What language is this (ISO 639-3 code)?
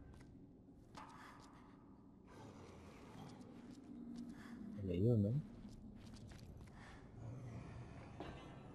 spa